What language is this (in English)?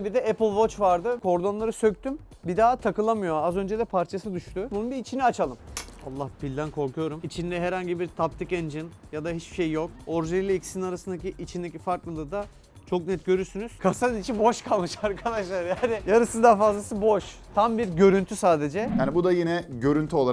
Turkish